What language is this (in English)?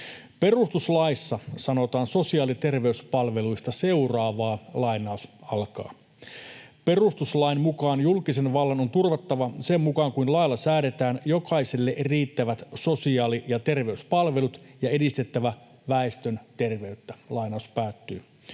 Finnish